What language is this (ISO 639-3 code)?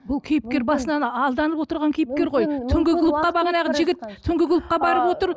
kaz